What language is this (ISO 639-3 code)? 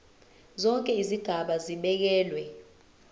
zul